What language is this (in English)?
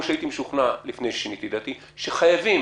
Hebrew